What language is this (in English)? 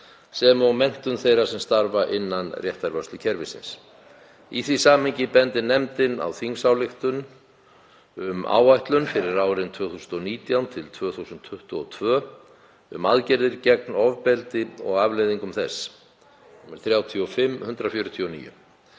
Icelandic